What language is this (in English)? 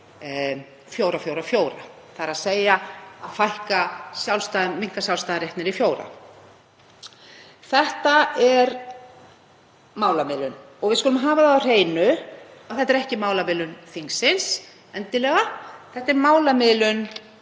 Icelandic